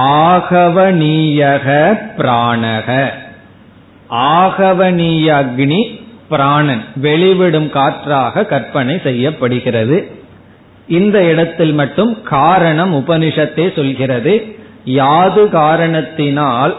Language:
Tamil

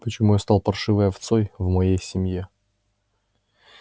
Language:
Russian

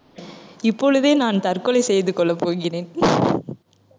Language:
Tamil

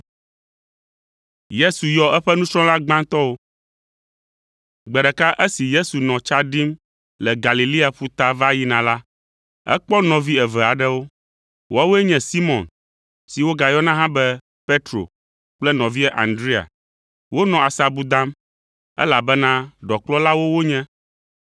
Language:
Ewe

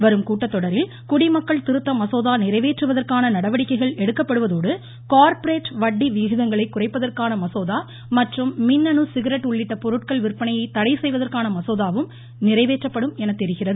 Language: Tamil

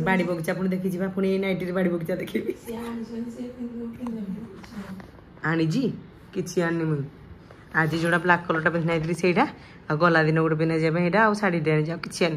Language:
Hindi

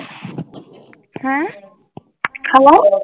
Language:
Punjabi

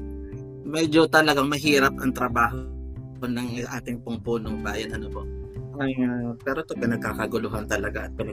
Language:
Filipino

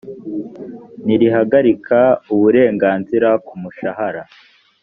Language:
Kinyarwanda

